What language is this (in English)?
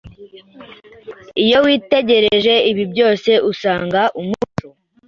Kinyarwanda